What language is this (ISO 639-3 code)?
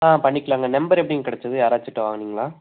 tam